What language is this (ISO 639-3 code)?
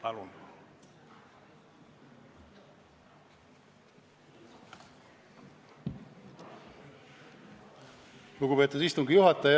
est